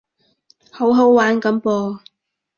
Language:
Cantonese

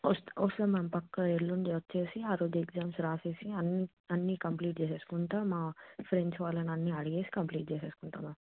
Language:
Telugu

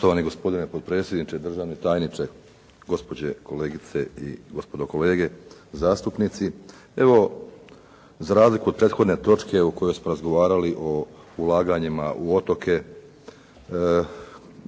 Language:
Croatian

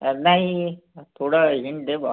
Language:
Marathi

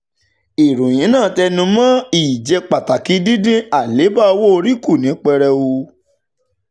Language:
Yoruba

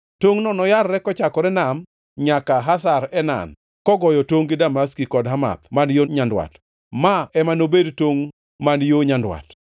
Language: Luo (Kenya and Tanzania)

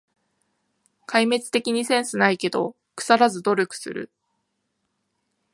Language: Japanese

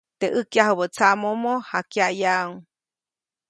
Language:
Copainalá Zoque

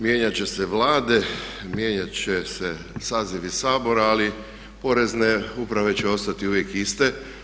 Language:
Croatian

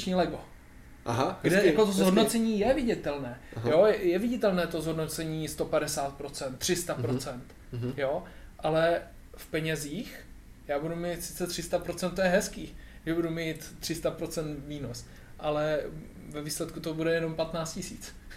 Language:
Czech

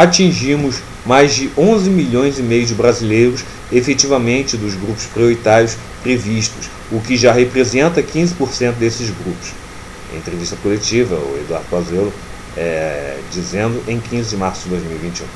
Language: Portuguese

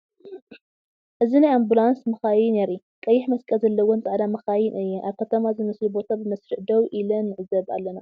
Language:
Tigrinya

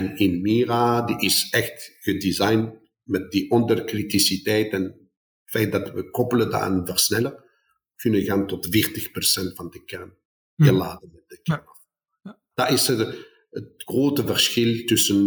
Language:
Dutch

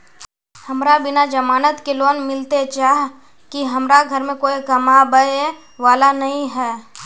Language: Magahi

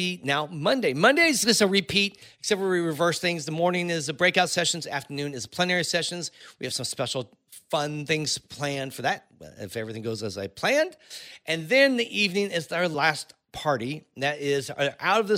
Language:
English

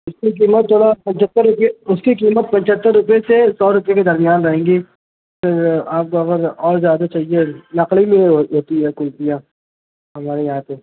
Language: Urdu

